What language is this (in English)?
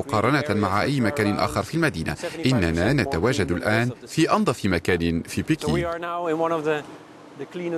Arabic